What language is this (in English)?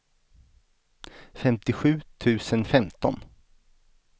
Swedish